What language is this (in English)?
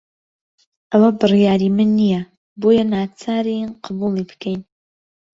Central Kurdish